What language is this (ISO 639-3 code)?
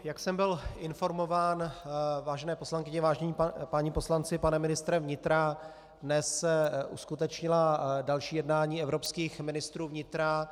ces